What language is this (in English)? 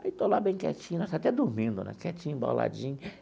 Portuguese